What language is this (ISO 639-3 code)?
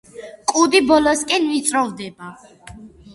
kat